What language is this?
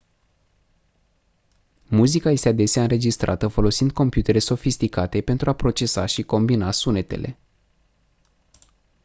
Romanian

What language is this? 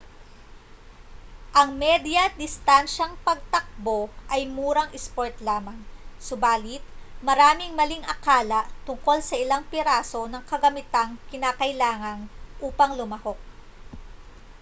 Filipino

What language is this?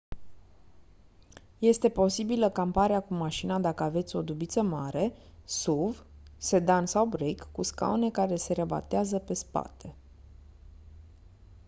Romanian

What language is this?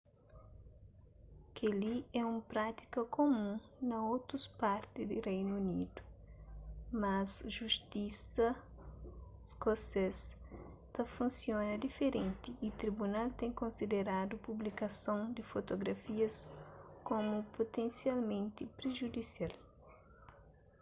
Kabuverdianu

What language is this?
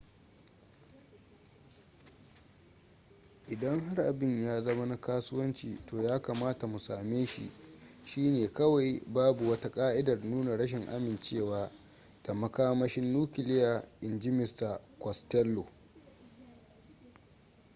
Hausa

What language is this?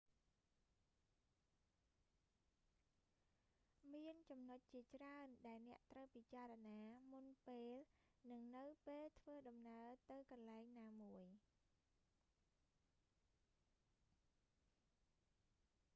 Khmer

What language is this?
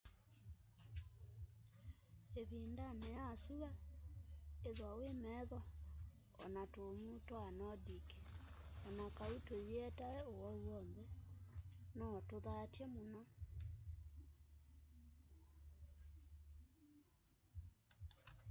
Kamba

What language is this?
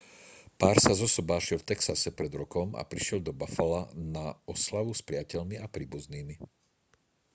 Slovak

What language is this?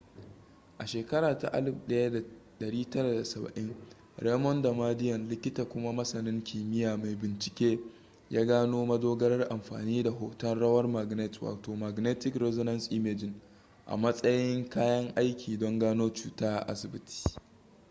Hausa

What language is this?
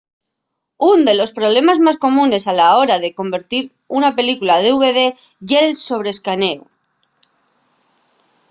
Asturian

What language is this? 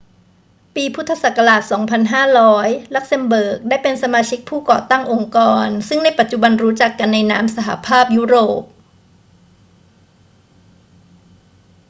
Thai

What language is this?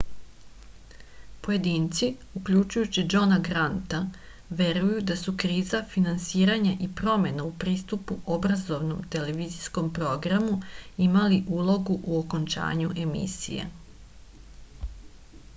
Serbian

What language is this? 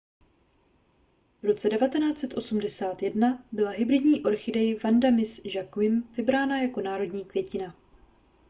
Czech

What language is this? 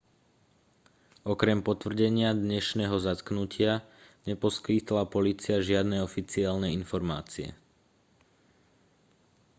Slovak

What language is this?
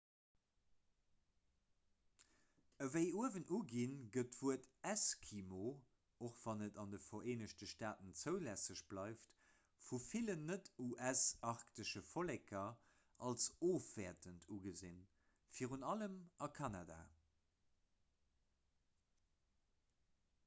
Luxembourgish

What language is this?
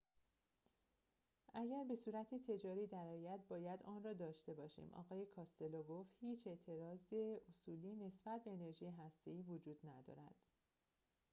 Persian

